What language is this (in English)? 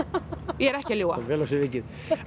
Icelandic